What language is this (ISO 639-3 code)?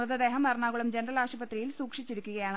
mal